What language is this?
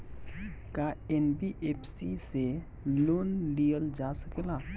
Bhojpuri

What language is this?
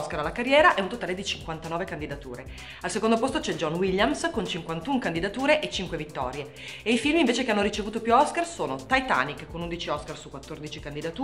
Italian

